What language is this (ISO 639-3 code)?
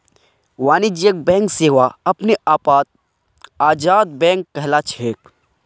mag